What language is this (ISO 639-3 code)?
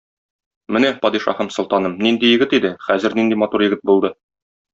tat